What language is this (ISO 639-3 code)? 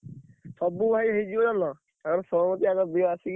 ori